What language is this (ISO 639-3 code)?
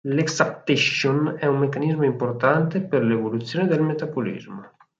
ita